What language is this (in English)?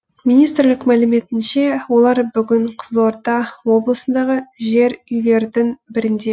Kazakh